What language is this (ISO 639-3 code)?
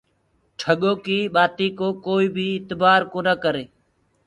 ggg